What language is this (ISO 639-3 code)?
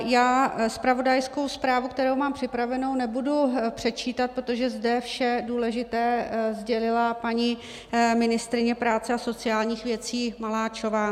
ces